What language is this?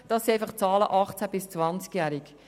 Swiss German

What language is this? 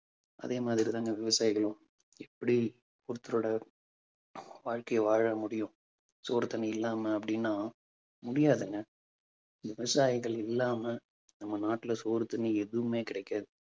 Tamil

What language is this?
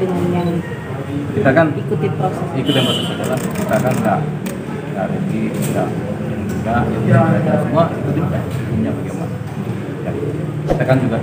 Indonesian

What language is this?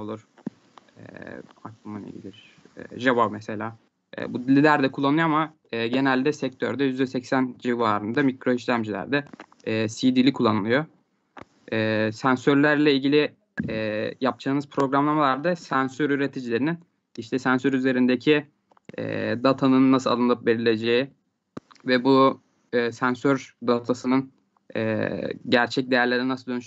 Turkish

